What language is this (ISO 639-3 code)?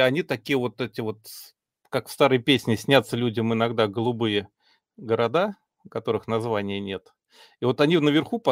rus